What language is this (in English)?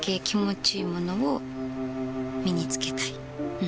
Japanese